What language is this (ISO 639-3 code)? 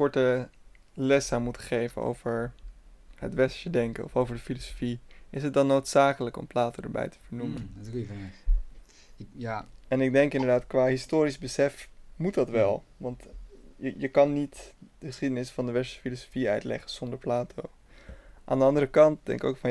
nld